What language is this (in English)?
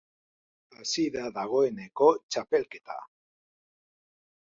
Basque